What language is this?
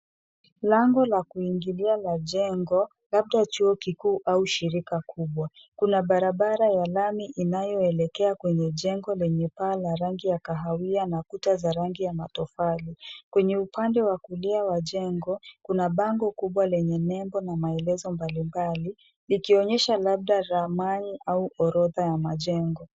Swahili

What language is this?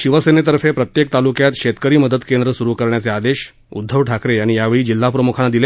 Marathi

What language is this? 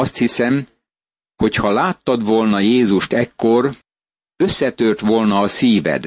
Hungarian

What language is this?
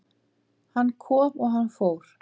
Icelandic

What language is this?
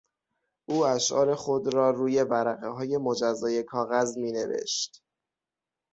Persian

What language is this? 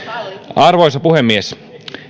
Finnish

